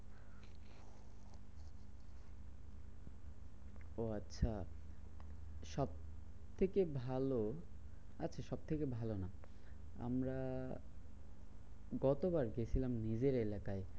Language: Bangla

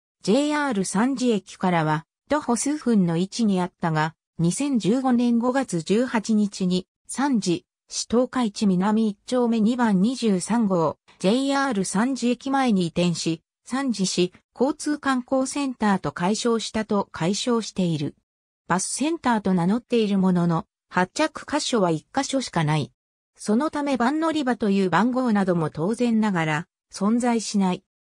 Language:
Japanese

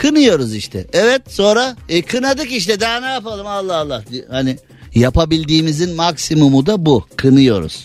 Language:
Turkish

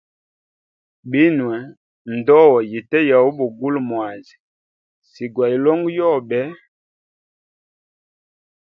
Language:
Hemba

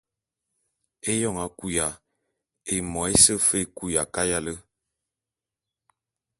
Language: Bulu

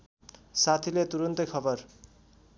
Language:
Nepali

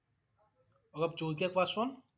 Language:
Assamese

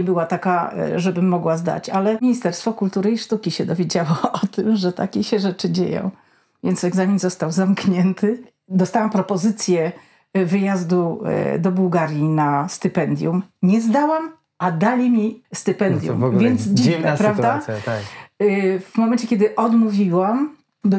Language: Polish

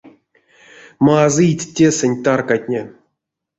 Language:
Erzya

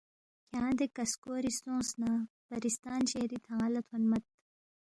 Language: Balti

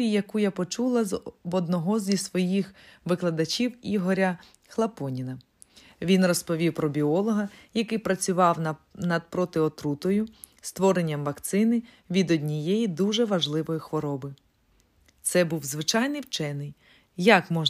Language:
Ukrainian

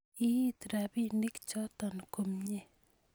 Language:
Kalenjin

